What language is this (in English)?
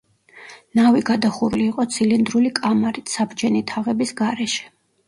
Georgian